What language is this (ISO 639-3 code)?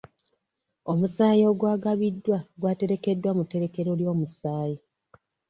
lug